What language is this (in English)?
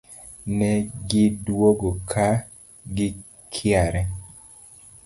Luo (Kenya and Tanzania)